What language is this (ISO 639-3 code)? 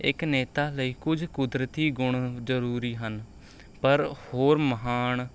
pan